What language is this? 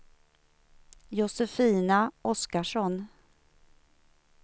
Swedish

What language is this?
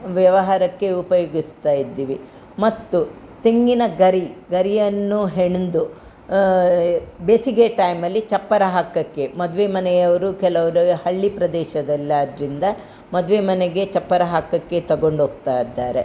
Kannada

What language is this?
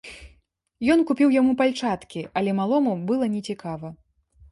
Belarusian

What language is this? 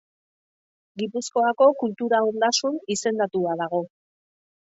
Basque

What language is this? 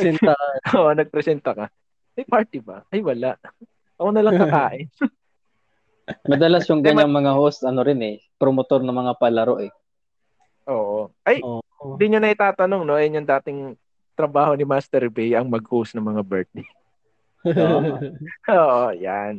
Filipino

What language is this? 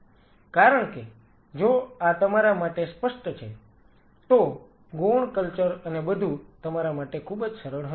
Gujarati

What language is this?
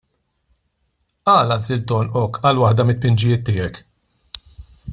Maltese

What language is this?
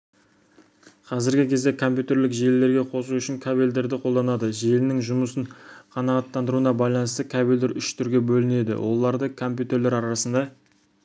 Kazakh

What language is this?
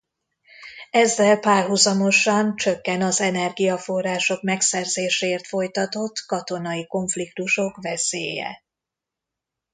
Hungarian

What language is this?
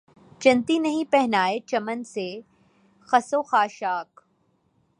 Urdu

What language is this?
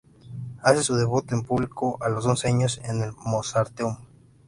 Spanish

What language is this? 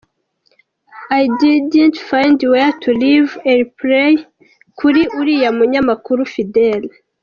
Kinyarwanda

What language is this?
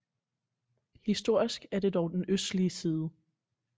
Danish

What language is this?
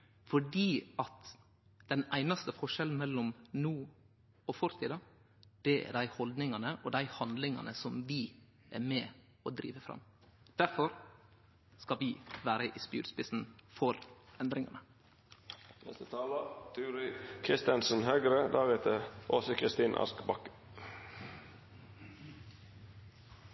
Norwegian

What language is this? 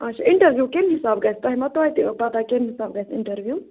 Kashmiri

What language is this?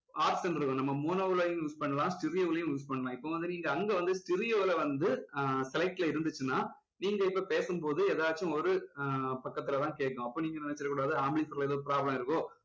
Tamil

